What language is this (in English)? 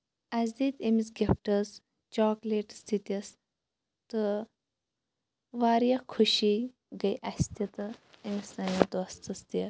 Kashmiri